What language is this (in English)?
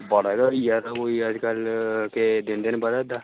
Dogri